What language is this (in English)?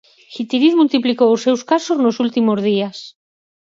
Galician